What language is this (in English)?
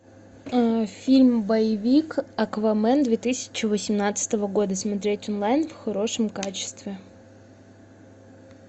Russian